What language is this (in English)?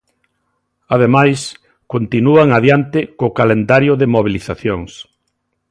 Galician